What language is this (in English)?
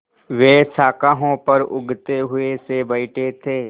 Hindi